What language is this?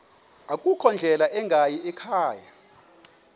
Xhosa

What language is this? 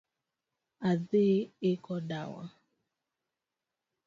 Luo (Kenya and Tanzania)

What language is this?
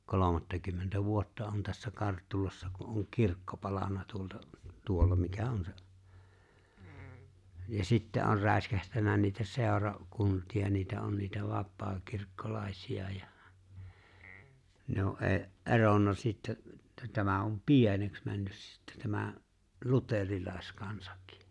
Finnish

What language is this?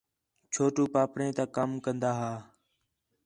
Khetrani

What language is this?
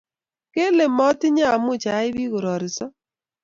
Kalenjin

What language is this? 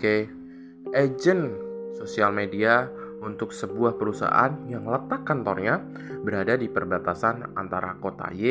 Indonesian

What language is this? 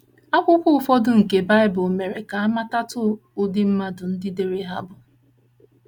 Igbo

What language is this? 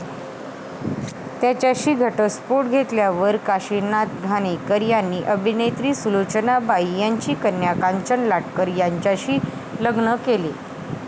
Marathi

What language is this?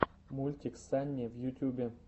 Russian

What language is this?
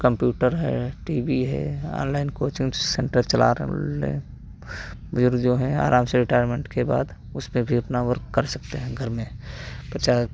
Hindi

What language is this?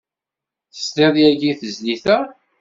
Kabyle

